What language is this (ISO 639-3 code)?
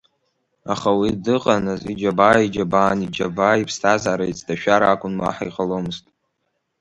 abk